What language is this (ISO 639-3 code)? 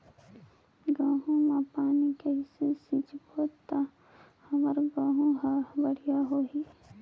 hne